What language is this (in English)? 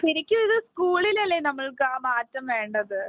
Malayalam